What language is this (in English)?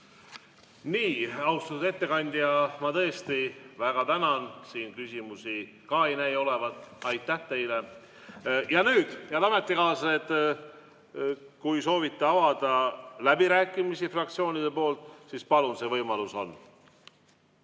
Estonian